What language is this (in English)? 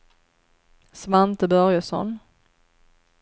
Swedish